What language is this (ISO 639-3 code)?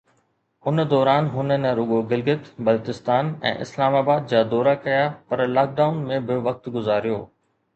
snd